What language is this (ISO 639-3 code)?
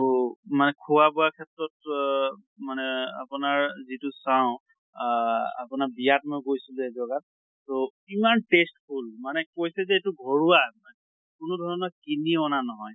asm